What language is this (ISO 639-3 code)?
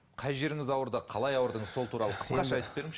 kaz